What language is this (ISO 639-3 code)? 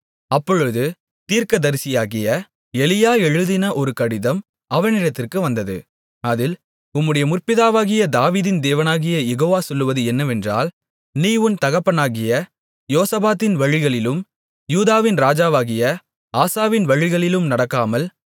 tam